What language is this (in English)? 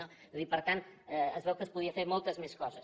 Catalan